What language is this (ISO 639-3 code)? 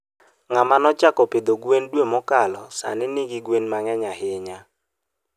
luo